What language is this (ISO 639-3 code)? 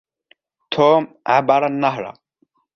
ara